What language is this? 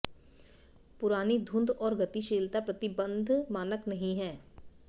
Hindi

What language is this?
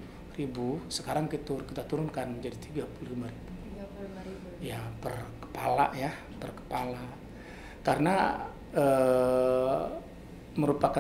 Indonesian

